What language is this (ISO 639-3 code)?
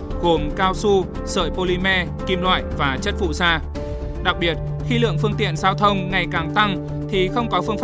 vie